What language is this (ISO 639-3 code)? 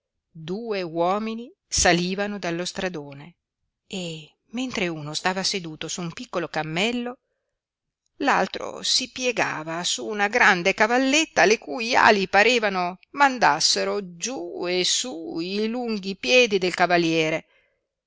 ita